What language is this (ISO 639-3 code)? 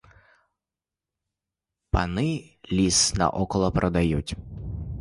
ukr